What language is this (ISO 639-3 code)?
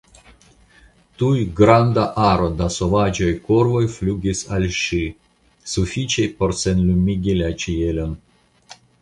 epo